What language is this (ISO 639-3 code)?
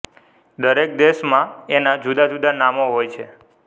guj